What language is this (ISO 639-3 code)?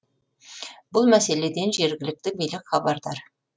kaz